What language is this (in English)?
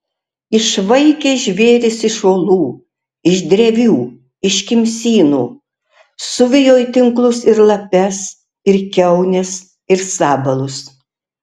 Lithuanian